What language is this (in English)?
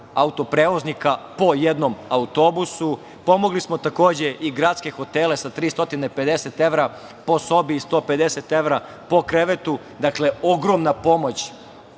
Serbian